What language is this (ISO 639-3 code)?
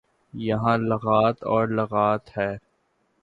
urd